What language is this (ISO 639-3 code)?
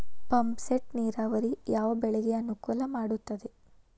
kan